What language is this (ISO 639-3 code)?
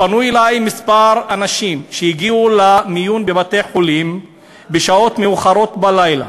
heb